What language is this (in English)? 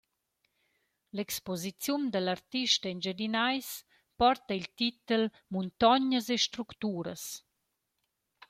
Romansh